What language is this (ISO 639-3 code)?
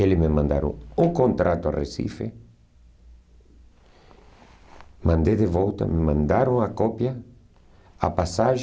por